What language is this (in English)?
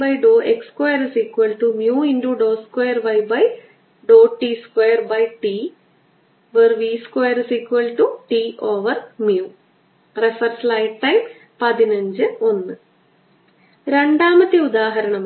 Malayalam